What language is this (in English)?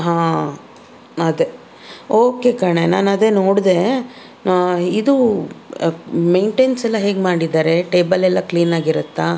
Kannada